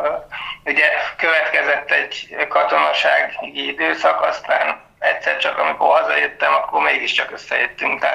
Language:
Hungarian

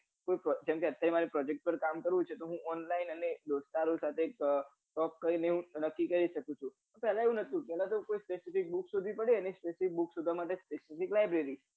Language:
Gujarati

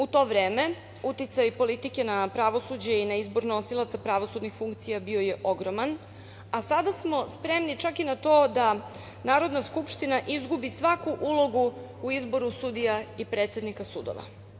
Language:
Serbian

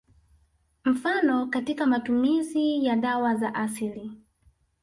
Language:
Swahili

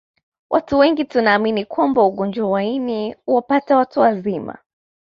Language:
Swahili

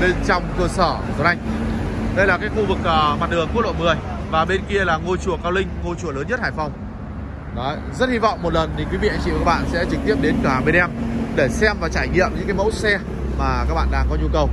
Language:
Vietnamese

